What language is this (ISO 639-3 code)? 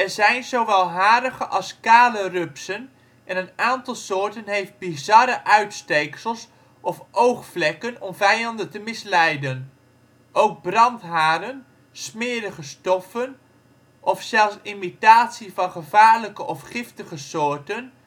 nld